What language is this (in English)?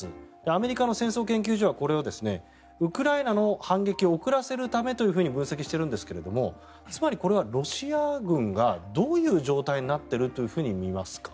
Japanese